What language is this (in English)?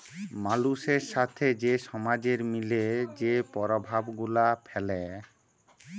Bangla